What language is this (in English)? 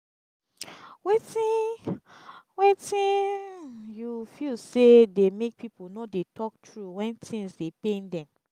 Nigerian Pidgin